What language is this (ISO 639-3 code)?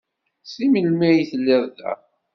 kab